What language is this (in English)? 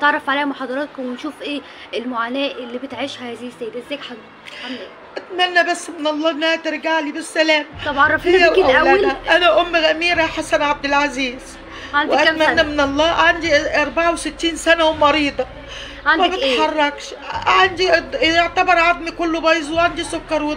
Arabic